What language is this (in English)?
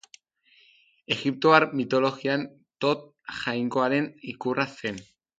Basque